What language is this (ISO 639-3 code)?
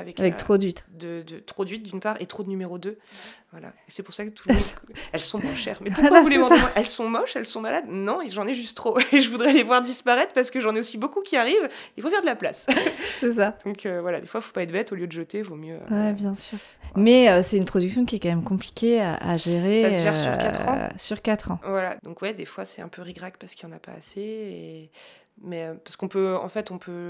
fra